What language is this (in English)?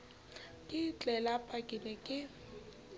Southern Sotho